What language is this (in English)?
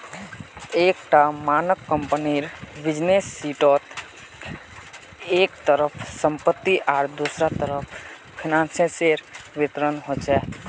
Magahi